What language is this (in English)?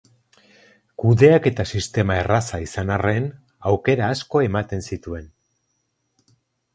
Basque